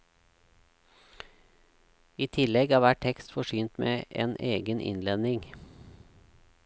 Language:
Norwegian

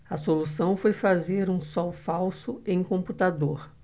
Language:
Portuguese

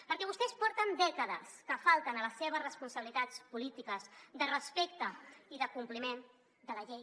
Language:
Catalan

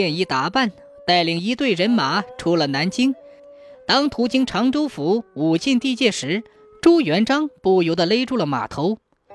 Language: Chinese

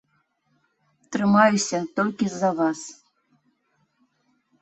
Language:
Belarusian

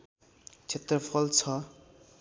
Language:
Nepali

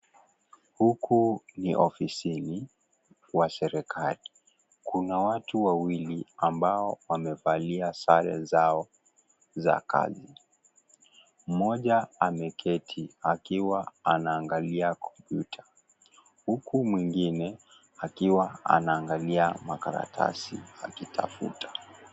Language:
Swahili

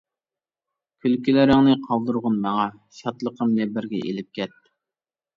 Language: Uyghur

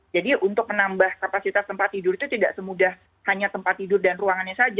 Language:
Indonesian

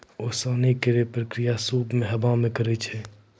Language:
Maithili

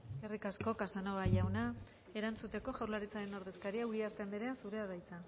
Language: Basque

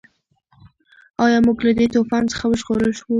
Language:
Pashto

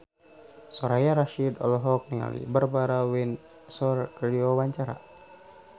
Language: Sundanese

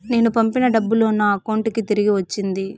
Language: Telugu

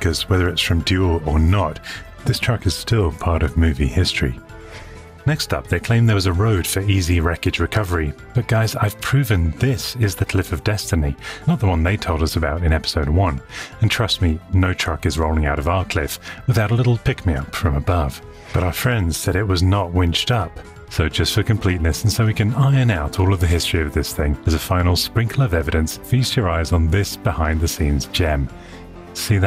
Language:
English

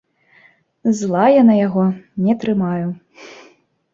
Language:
Belarusian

